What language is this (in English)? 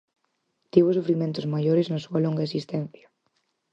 Galician